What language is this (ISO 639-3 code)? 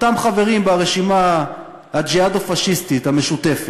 heb